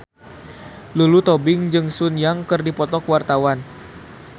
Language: Sundanese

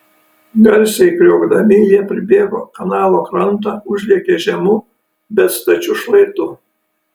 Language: Lithuanian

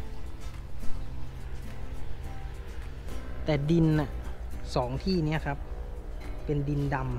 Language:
Thai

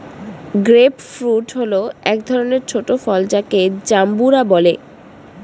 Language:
Bangla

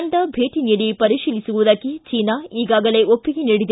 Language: Kannada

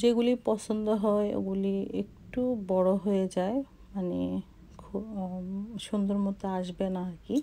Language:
Hindi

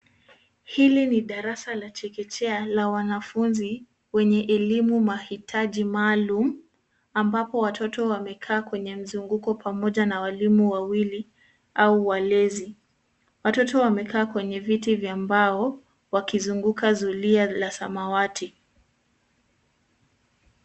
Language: Swahili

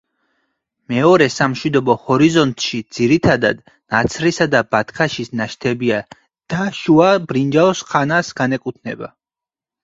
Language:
Georgian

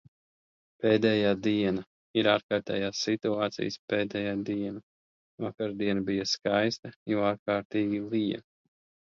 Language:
Latvian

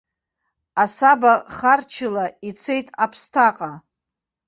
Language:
Abkhazian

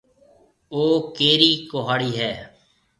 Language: Marwari (Pakistan)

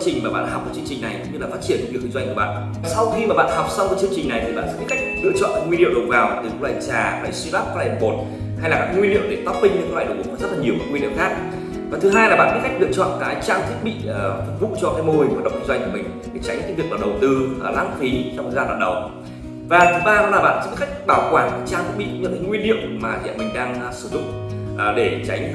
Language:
Vietnamese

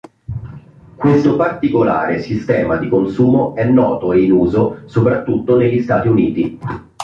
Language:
Italian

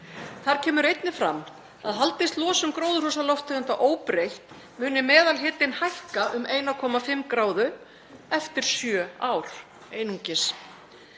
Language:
Icelandic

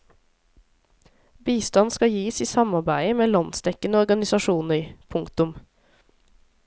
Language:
Norwegian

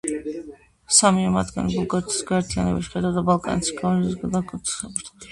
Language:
Georgian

